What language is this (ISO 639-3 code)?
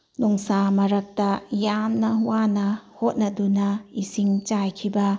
mni